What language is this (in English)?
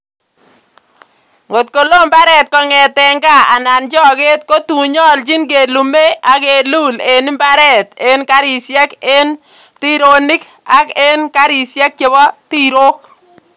Kalenjin